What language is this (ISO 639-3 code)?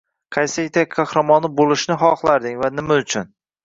uzb